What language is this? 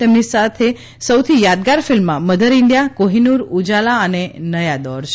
Gujarati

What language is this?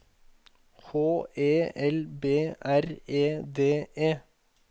Norwegian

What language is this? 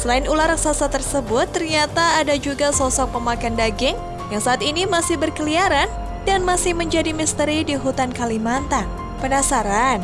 Indonesian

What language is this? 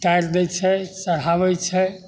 Maithili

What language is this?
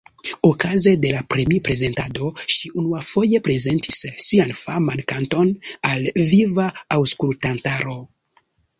Esperanto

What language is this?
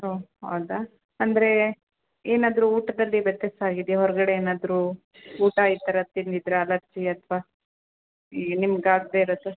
Kannada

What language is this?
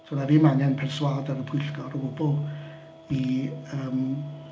Welsh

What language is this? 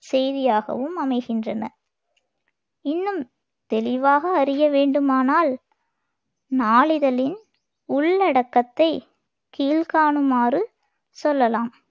Tamil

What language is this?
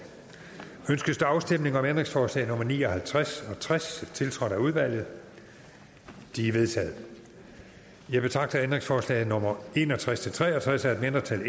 Danish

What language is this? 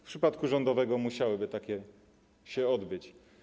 Polish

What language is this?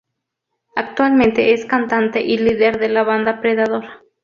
Spanish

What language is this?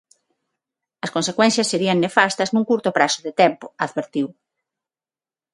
Galician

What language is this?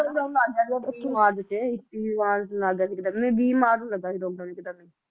Punjabi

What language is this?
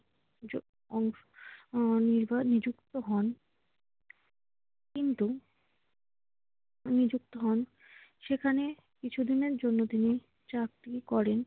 Bangla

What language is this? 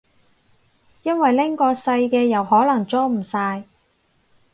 Cantonese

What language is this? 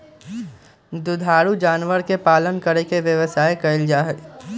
Magahi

